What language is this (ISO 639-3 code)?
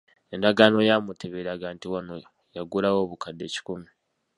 lug